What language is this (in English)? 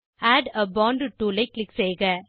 Tamil